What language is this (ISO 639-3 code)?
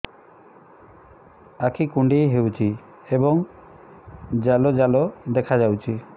ori